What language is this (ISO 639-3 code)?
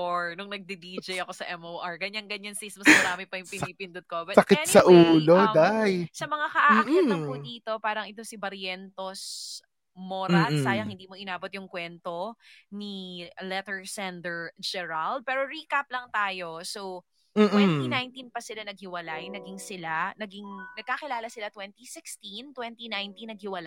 fil